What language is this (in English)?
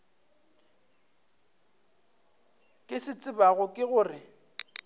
Northern Sotho